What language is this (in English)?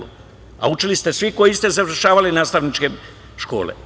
Serbian